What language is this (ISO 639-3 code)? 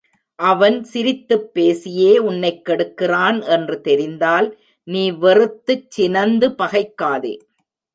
tam